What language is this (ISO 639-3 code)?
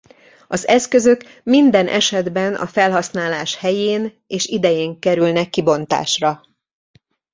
hun